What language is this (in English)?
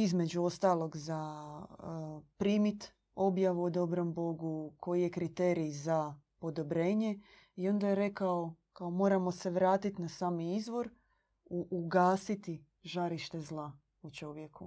Croatian